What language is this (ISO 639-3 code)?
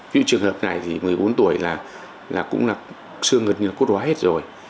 vie